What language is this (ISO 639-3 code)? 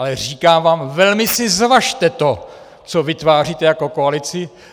ces